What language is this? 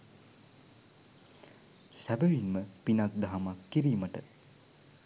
Sinhala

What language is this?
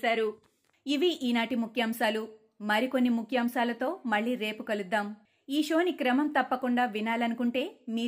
Telugu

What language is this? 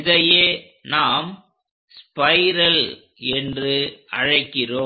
Tamil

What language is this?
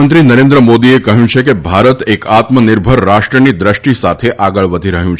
Gujarati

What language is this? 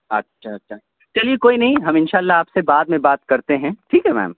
Urdu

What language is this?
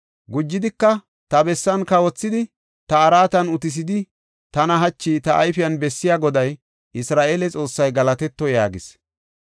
Gofa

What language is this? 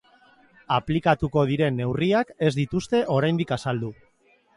Basque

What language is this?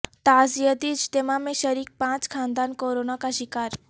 Urdu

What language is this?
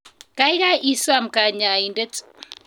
Kalenjin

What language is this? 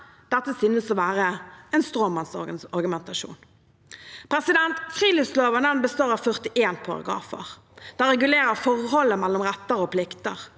Norwegian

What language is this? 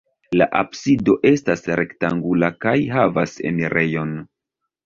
Esperanto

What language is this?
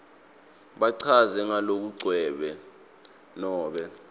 Swati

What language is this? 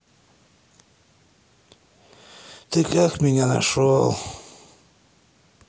Russian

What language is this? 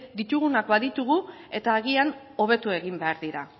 Basque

